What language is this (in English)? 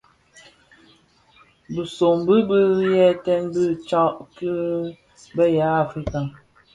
Bafia